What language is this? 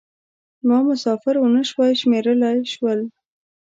Pashto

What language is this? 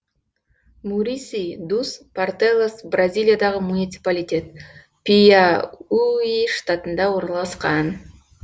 Kazakh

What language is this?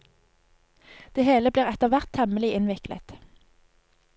Norwegian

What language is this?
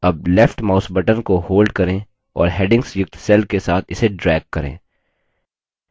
Hindi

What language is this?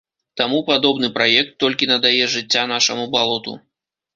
Belarusian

